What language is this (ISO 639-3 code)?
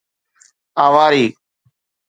snd